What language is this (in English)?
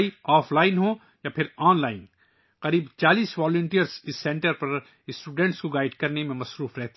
Urdu